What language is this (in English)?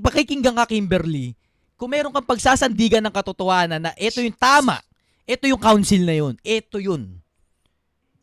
Filipino